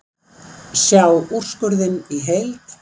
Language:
Icelandic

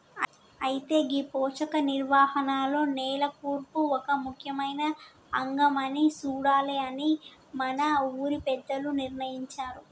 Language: Telugu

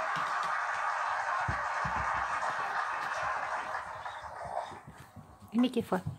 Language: Japanese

